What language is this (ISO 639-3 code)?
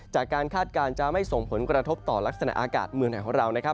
tha